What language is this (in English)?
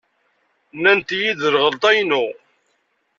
Kabyle